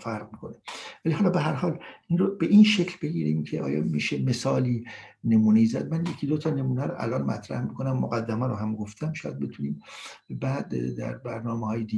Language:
Persian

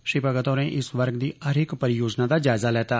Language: Dogri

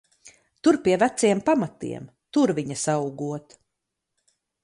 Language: Latvian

